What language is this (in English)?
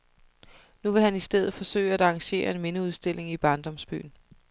Danish